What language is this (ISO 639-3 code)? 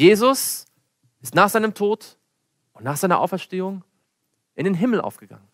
deu